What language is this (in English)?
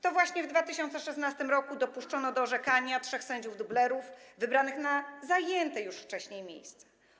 Polish